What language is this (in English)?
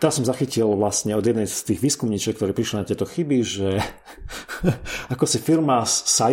Slovak